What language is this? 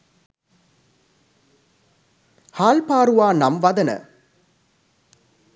Sinhala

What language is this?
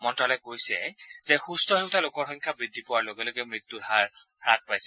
Assamese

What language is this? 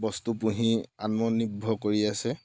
Assamese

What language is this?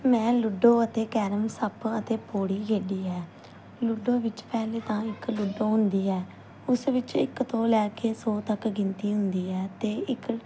Punjabi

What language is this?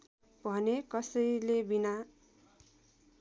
Nepali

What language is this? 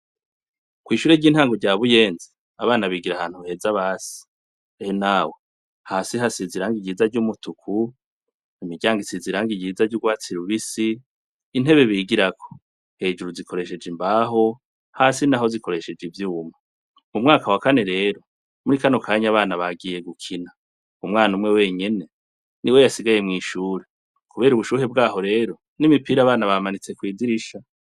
Rundi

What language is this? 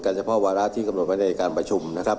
Thai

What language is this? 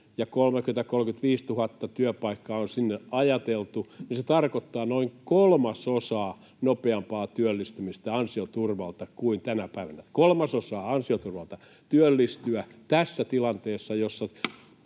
Finnish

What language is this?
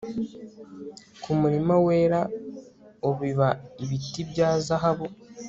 Kinyarwanda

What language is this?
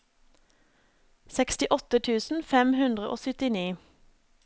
Norwegian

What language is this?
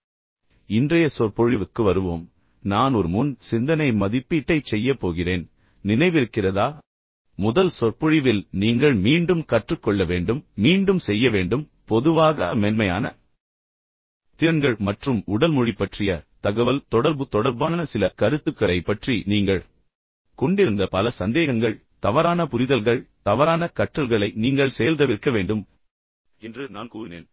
Tamil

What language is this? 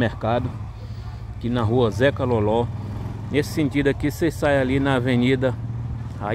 Portuguese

